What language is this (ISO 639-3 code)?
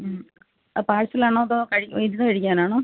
mal